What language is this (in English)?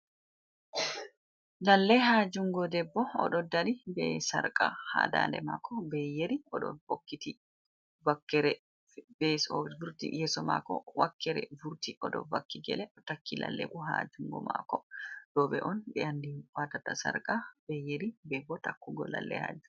Fula